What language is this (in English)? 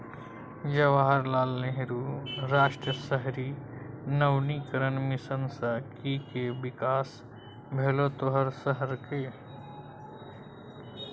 Maithili